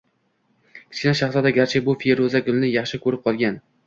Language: Uzbek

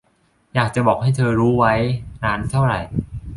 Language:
Thai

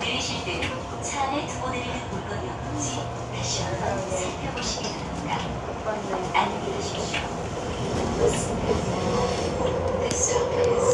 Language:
Korean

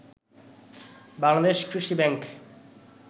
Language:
Bangla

